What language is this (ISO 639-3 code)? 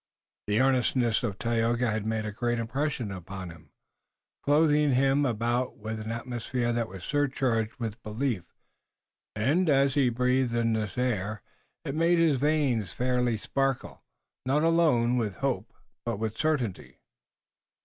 eng